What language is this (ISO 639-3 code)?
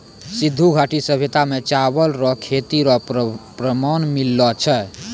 mai